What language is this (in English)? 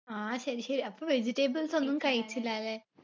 Malayalam